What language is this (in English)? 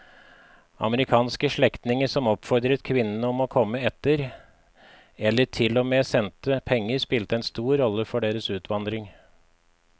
Norwegian